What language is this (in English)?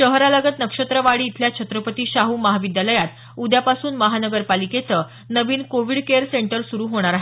Marathi